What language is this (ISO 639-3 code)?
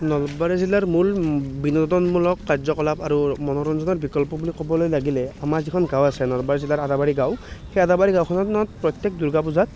asm